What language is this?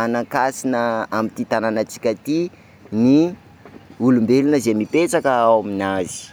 Sakalava Malagasy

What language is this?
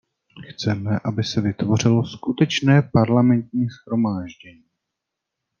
Czech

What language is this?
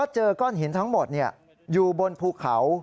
Thai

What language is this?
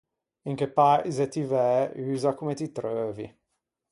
Ligurian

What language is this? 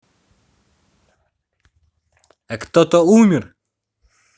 Russian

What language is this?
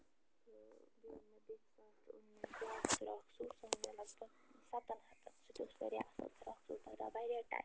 Kashmiri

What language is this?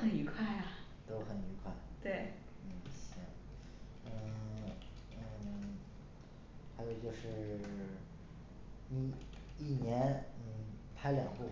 Chinese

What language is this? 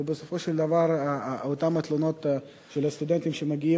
Hebrew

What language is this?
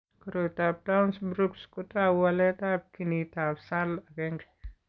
Kalenjin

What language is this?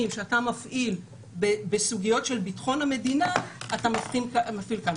Hebrew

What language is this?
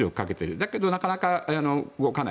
Japanese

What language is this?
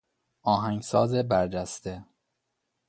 Persian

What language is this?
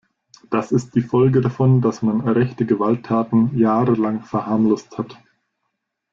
German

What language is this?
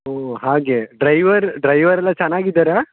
Kannada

